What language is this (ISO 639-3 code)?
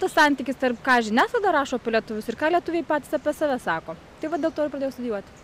lit